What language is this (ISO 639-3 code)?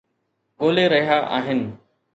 snd